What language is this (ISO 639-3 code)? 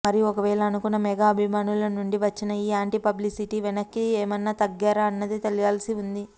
tel